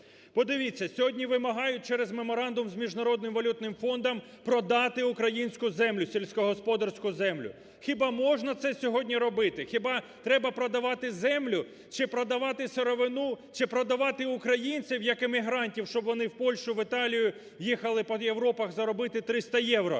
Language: Ukrainian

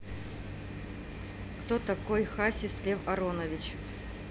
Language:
Russian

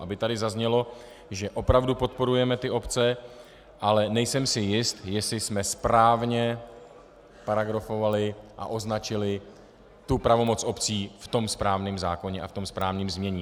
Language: Czech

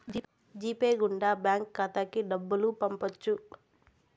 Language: Telugu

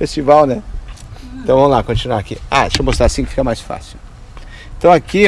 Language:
Portuguese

